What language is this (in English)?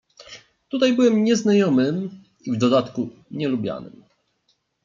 Polish